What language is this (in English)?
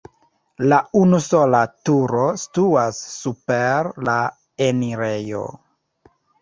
Esperanto